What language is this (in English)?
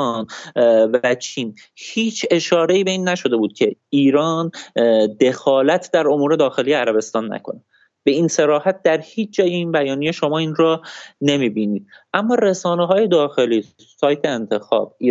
Persian